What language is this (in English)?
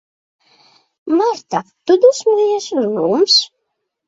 Latvian